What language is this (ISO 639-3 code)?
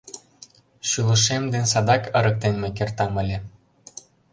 chm